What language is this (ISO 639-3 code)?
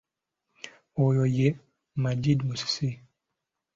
lug